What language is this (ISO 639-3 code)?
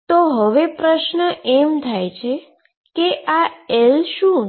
guj